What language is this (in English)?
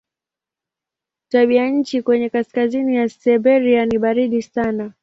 Swahili